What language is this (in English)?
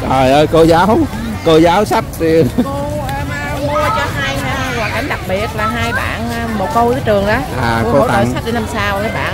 Vietnamese